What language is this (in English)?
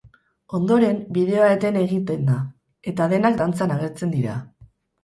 Basque